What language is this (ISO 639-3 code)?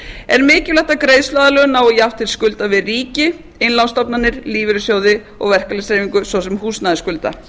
isl